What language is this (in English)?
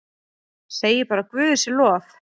Icelandic